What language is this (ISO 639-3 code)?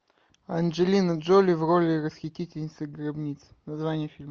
rus